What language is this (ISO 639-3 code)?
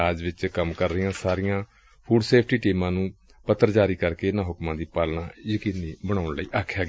pan